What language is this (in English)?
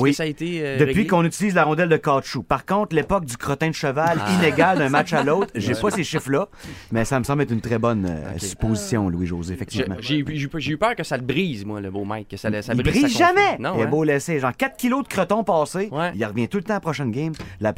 French